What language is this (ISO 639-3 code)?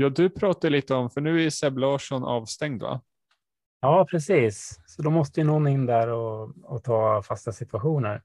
swe